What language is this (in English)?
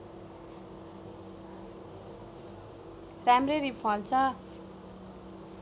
Nepali